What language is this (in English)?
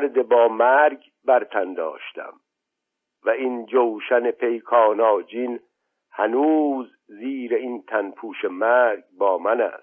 Persian